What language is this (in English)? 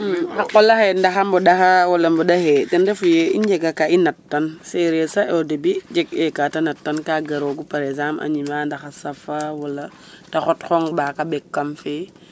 Serer